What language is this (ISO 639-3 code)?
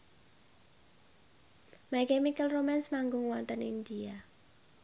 jav